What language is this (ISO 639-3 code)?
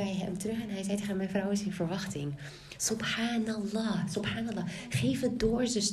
nld